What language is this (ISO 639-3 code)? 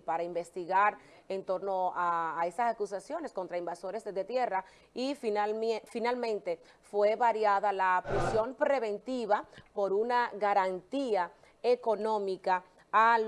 spa